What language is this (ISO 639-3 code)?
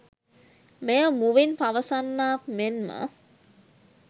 sin